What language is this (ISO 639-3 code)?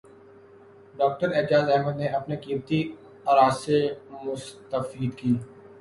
urd